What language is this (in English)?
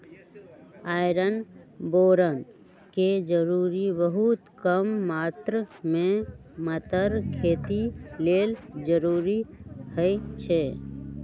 Magahi